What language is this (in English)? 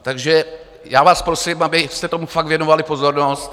Czech